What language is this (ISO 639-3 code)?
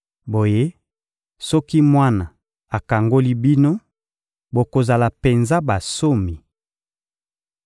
lin